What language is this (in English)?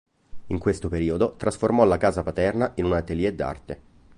Italian